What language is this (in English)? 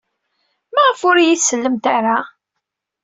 Kabyle